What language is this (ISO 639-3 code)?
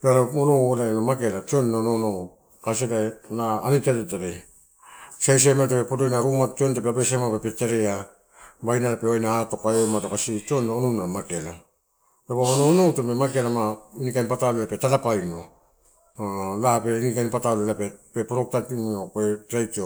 ttu